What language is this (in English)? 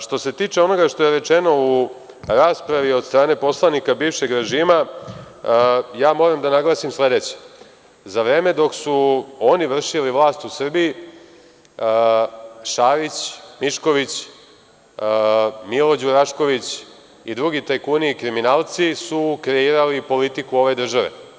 Serbian